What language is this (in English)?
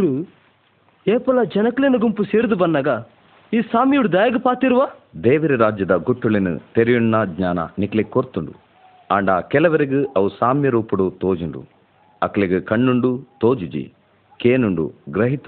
Marathi